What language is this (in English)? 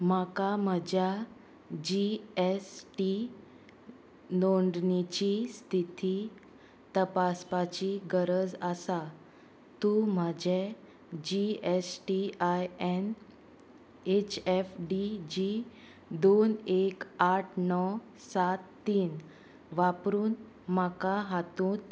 Konkani